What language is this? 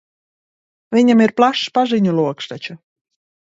Latvian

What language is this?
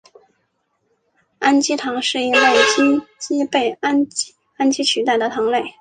Chinese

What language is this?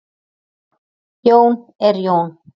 Icelandic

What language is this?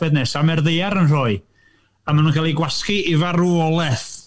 Welsh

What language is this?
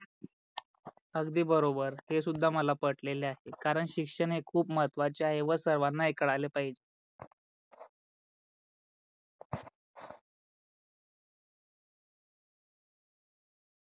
Marathi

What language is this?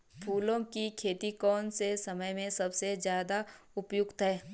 Hindi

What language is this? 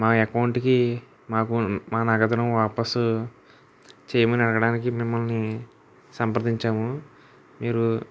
Telugu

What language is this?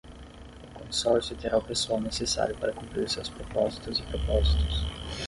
Portuguese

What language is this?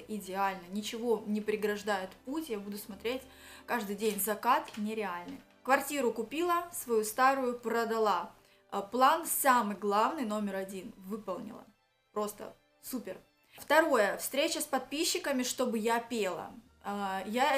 Russian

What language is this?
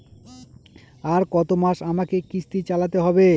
Bangla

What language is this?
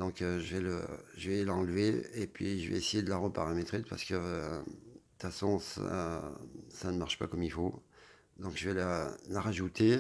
French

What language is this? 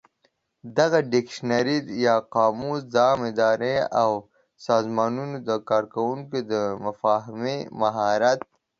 Pashto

